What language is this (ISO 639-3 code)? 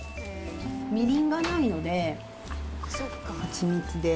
jpn